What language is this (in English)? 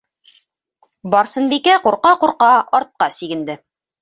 Bashkir